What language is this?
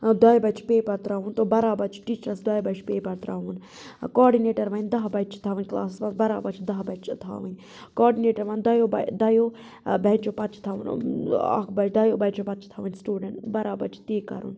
Kashmiri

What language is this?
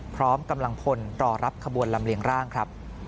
Thai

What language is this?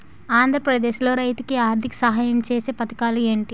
Telugu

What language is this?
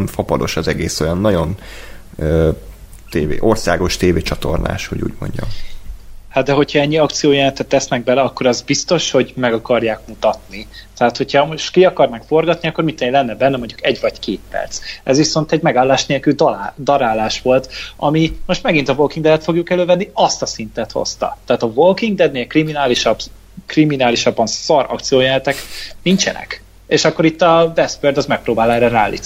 Hungarian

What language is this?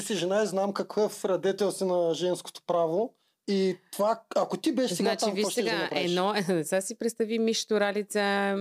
Bulgarian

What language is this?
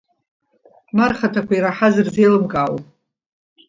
Abkhazian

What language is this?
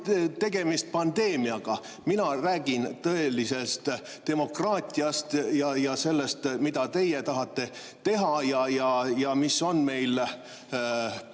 Estonian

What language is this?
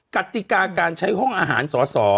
Thai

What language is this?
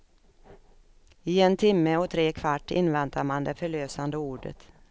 Swedish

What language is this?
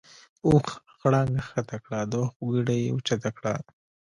Pashto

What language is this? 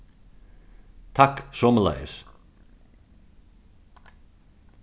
Faroese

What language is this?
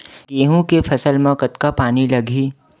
Chhattisgarhi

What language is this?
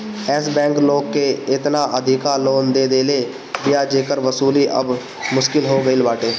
Bhojpuri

